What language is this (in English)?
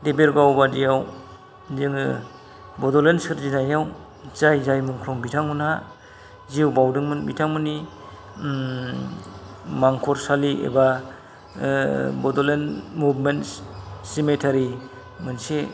Bodo